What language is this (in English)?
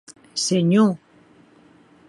Occitan